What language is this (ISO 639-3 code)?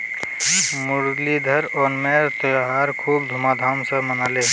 mag